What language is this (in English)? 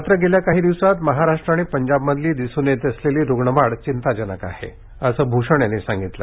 Marathi